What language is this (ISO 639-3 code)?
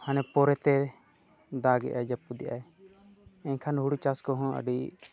sat